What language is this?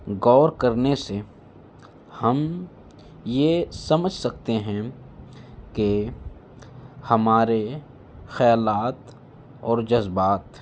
Urdu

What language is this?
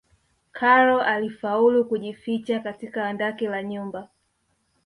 Swahili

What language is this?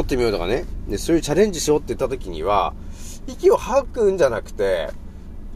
Japanese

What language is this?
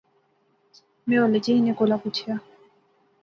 Pahari-Potwari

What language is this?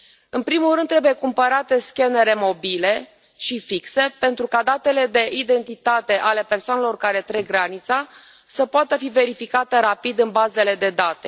Romanian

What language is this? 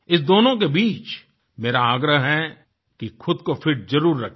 Hindi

